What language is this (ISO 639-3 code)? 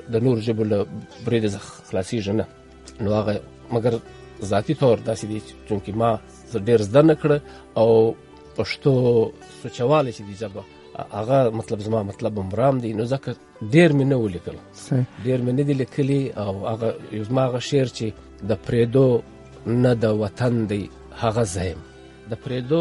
urd